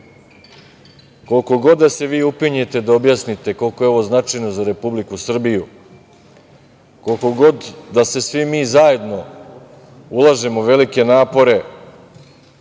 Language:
Serbian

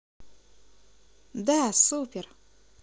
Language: Russian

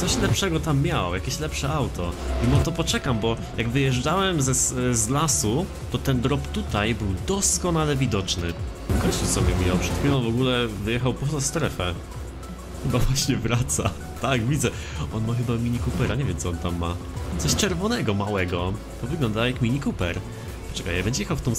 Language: Polish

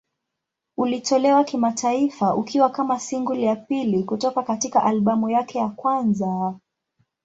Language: Swahili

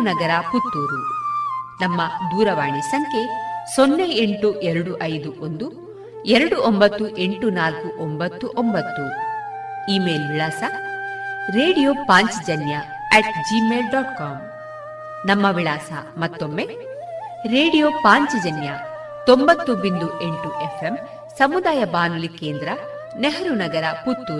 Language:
Kannada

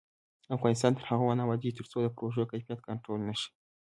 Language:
Pashto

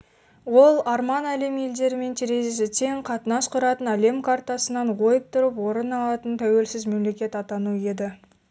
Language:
Kazakh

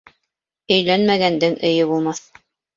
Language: Bashkir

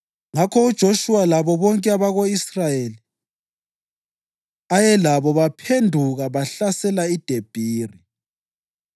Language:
North Ndebele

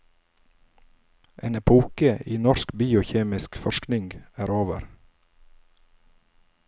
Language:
Norwegian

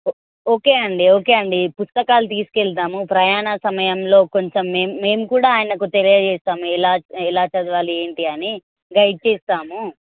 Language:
Telugu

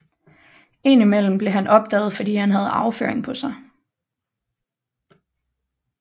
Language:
Danish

